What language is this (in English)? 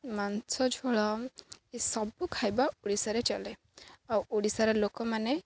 Odia